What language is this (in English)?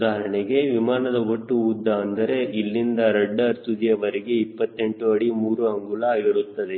Kannada